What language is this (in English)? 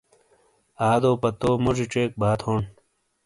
Shina